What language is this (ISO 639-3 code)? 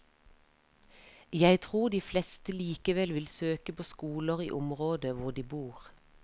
nor